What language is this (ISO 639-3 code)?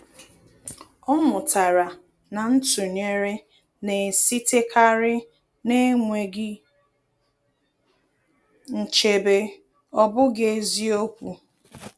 ibo